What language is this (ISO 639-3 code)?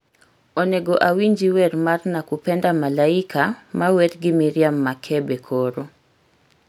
luo